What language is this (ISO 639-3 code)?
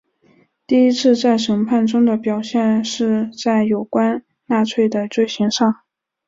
zho